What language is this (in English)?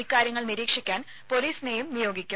Malayalam